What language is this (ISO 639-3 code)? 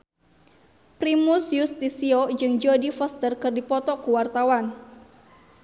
sun